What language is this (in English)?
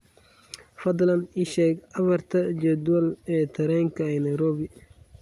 Somali